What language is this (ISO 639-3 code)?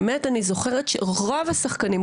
heb